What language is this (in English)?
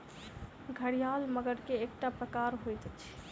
Maithili